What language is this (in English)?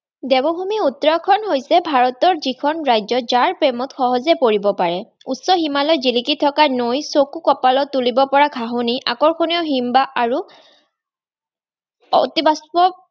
Assamese